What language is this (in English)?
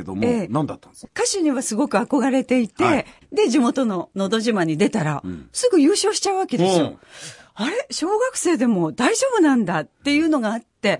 Japanese